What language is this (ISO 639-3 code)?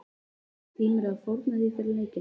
isl